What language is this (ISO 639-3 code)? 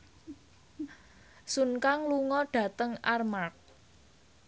jav